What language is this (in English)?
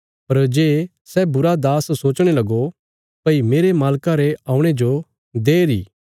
Bilaspuri